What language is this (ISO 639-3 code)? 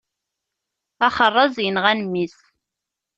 kab